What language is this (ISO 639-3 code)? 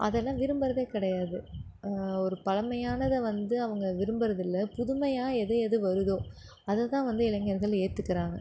tam